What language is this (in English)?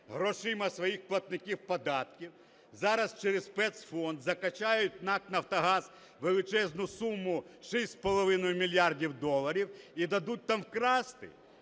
Ukrainian